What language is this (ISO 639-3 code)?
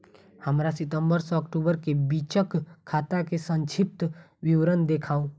mai